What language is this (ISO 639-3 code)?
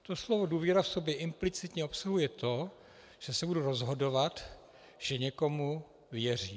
ces